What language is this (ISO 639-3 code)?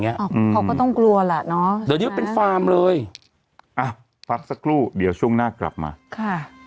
tha